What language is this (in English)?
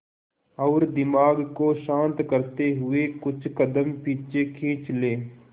Hindi